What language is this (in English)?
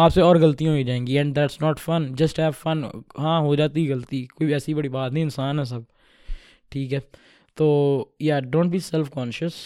Urdu